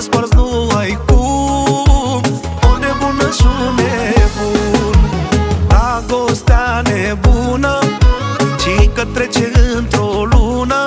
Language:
Romanian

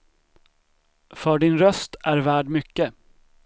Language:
Swedish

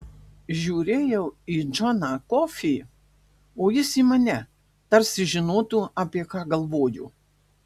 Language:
Lithuanian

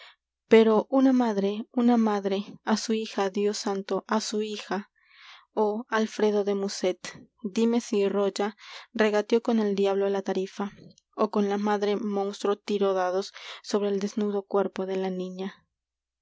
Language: Spanish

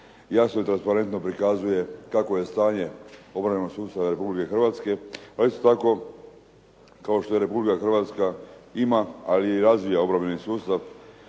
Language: Croatian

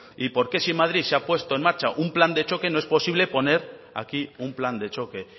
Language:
Spanish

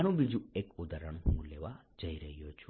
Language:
Gujarati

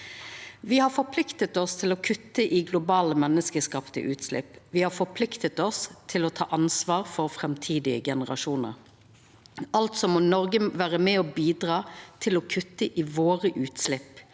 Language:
Norwegian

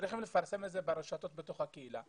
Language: Hebrew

